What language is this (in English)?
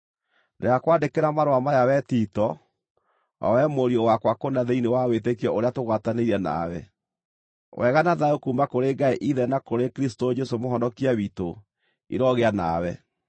Kikuyu